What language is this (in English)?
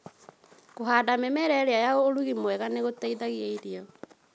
Kikuyu